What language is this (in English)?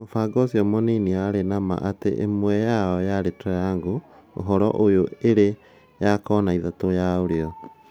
Kikuyu